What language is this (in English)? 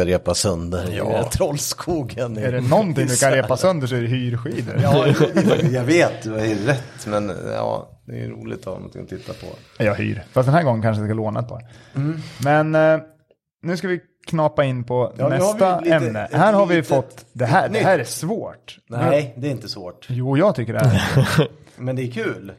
Swedish